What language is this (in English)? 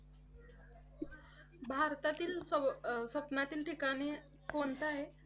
Marathi